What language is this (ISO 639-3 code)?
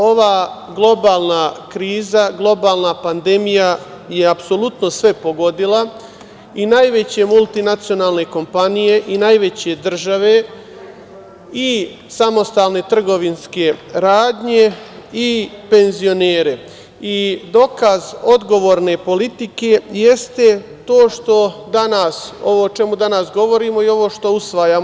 srp